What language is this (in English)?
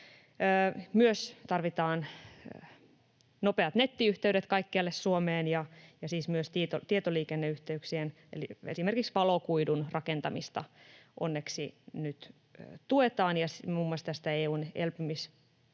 Finnish